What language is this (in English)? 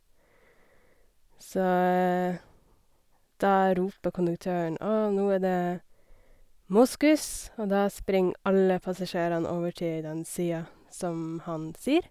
Norwegian